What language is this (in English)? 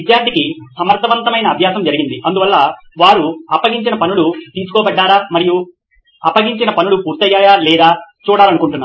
Telugu